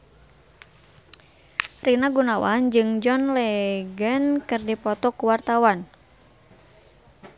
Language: Sundanese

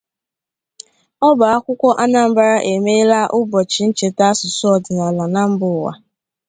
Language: Igbo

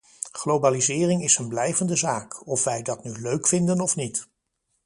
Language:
Dutch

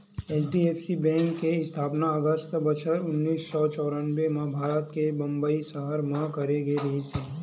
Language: Chhattisgarhi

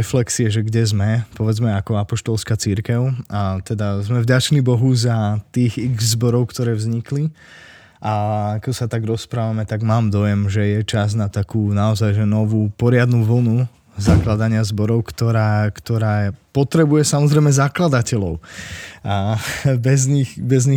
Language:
Slovak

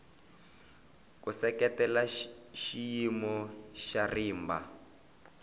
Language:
Tsonga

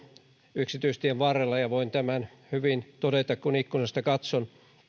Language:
Finnish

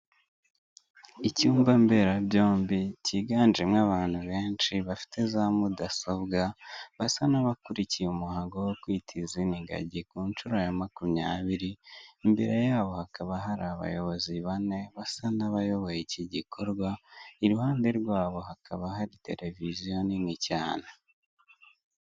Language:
Kinyarwanda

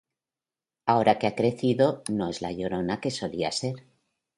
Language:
Spanish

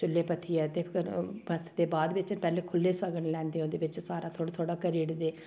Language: Dogri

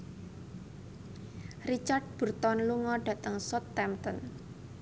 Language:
Javanese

